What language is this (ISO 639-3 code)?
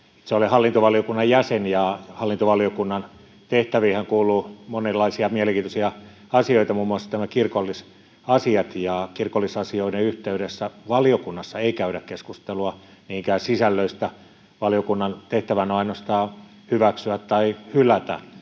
fin